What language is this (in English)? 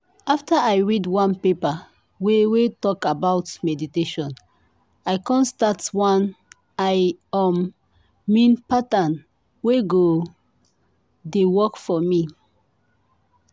Nigerian Pidgin